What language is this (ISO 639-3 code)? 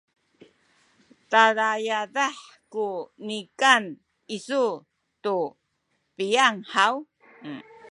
szy